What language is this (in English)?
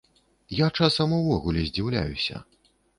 Belarusian